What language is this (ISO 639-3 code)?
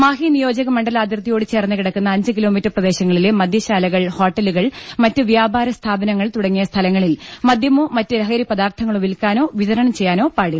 mal